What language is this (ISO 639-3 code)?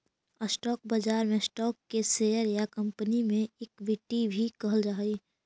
mag